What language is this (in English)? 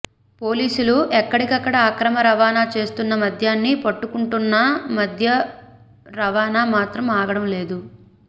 Telugu